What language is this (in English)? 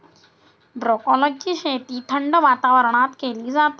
Marathi